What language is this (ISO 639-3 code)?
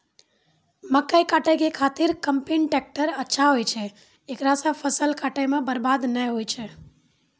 mai